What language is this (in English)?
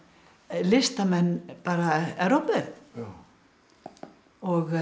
Icelandic